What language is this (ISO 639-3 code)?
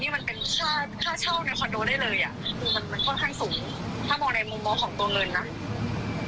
tha